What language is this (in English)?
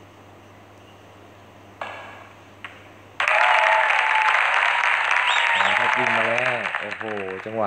Thai